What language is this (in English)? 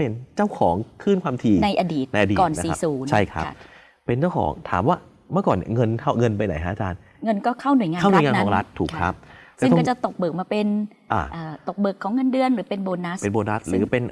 Thai